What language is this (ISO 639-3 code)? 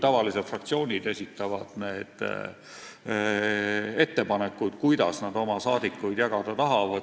est